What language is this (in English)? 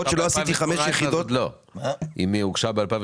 Hebrew